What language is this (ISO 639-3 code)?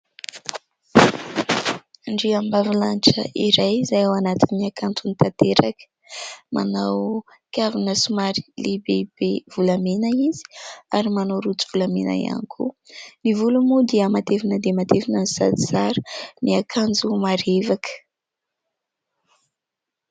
mlg